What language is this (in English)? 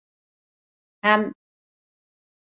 Turkish